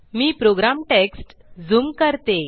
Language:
Marathi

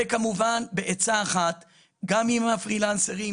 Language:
Hebrew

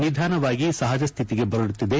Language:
Kannada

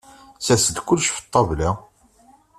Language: Kabyle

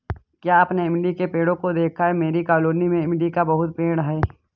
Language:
Hindi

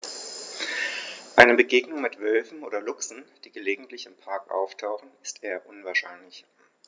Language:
German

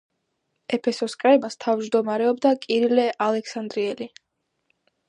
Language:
Georgian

